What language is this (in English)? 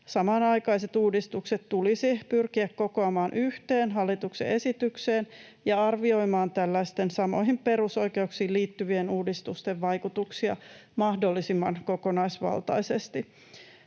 Finnish